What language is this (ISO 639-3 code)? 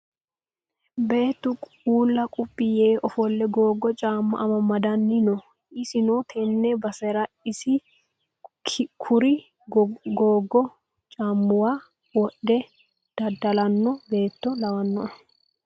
sid